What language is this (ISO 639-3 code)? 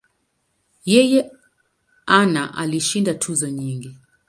swa